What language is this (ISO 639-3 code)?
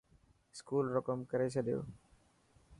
mki